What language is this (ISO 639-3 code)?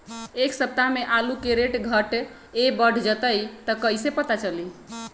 mag